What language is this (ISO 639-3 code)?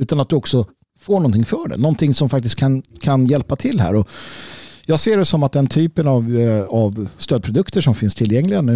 swe